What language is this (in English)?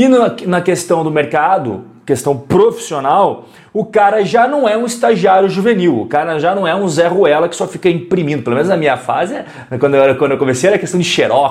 Portuguese